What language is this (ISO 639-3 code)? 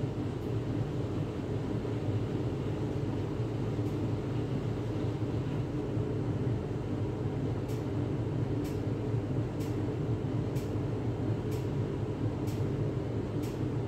fil